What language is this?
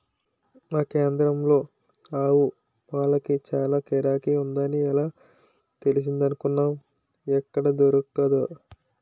Telugu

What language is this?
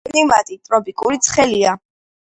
Georgian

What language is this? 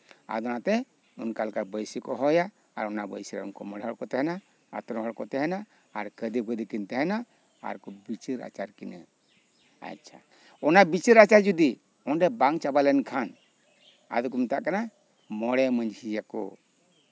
Santali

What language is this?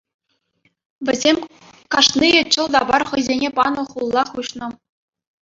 Chuvash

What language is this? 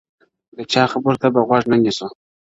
Pashto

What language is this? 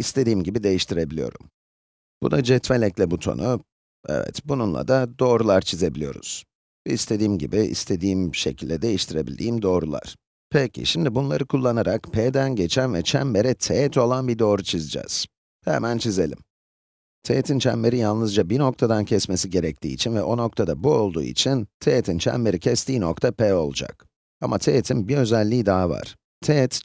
Turkish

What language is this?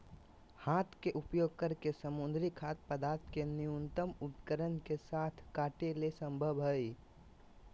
Magahi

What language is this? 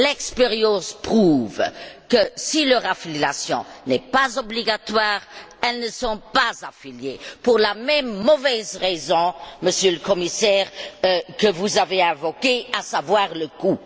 French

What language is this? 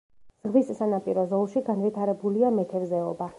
Georgian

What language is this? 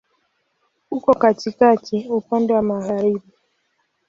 Swahili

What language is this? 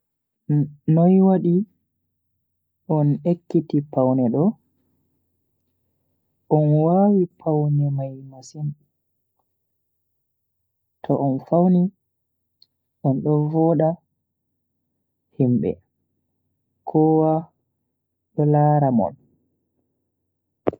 Bagirmi Fulfulde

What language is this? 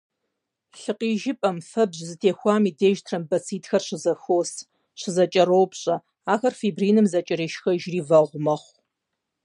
Kabardian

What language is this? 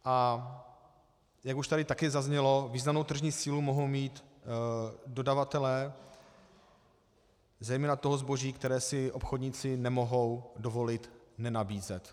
Czech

